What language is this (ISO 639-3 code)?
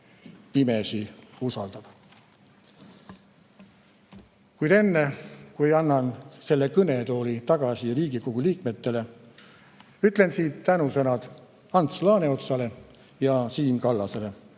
est